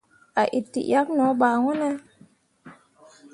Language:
Mundang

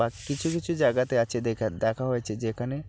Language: Bangla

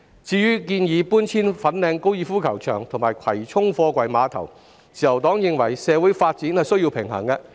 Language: Cantonese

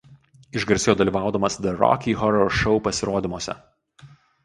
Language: Lithuanian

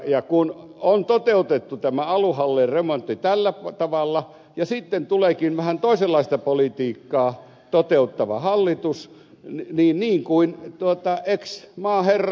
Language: Finnish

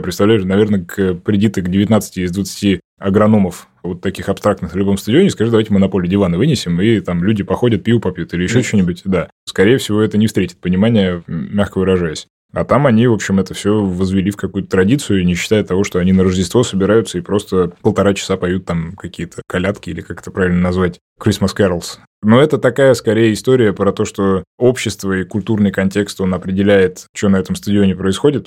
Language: Russian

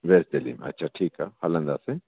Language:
Sindhi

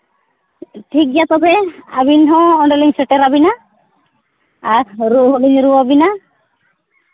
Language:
Santali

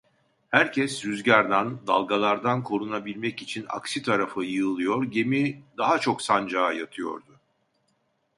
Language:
Turkish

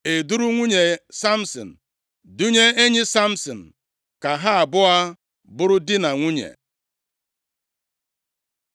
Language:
Igbo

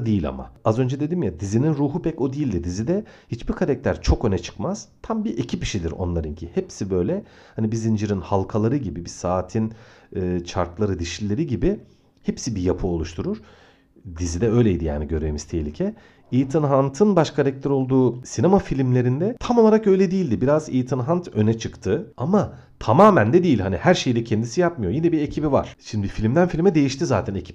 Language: Turkish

